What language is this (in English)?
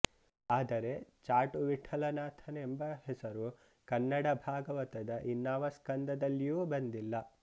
Kannada